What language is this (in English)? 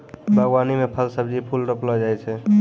Maithili